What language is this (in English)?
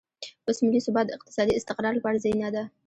Pashto